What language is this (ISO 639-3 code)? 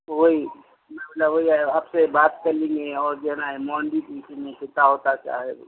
urd